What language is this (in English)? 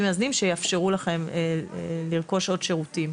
Hebrew